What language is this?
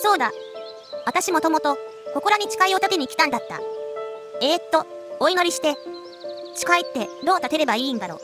Japanese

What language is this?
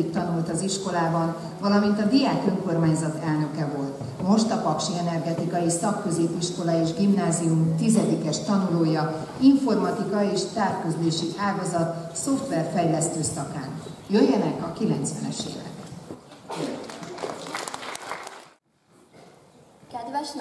Hungarian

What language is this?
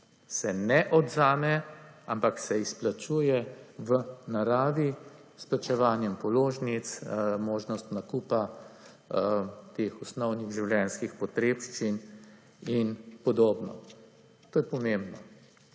Slovenian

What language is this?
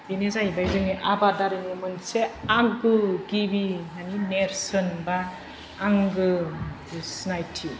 Bodo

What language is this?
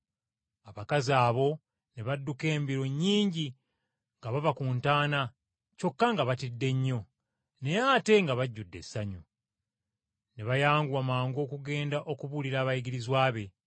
Ganda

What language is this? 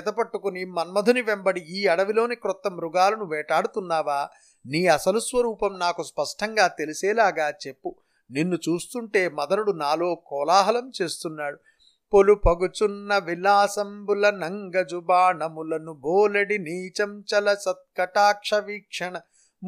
Telugu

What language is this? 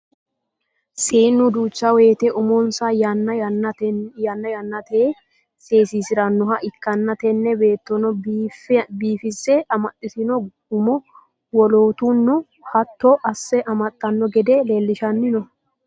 Sidamo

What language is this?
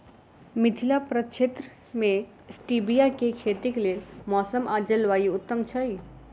Maithili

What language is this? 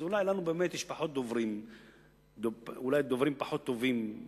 Hebrew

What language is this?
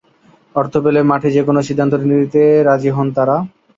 Bangla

